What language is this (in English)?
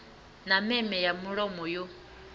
Venda